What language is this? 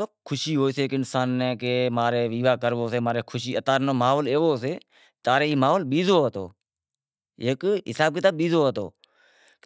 Wadiyara Koli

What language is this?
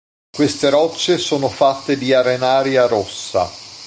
Italian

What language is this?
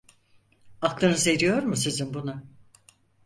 Turkish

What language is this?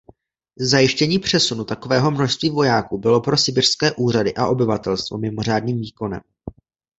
Czech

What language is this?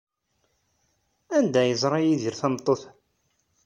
Kabyle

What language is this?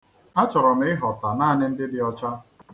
Igbo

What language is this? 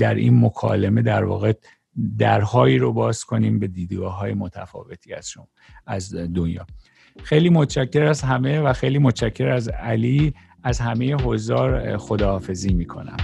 Persian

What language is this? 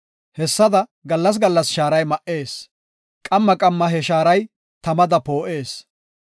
Gofa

